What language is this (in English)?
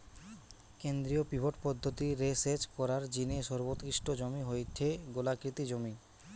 Bangla